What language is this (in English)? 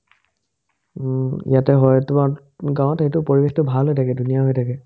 Assamese